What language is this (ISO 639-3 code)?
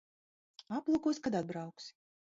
lav